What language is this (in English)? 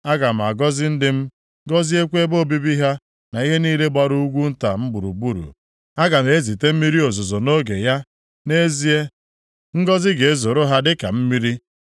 Igbo